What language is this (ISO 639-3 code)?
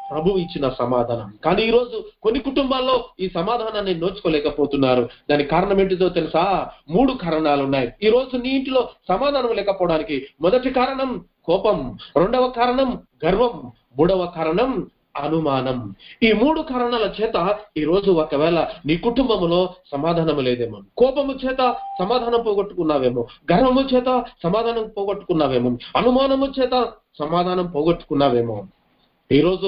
tel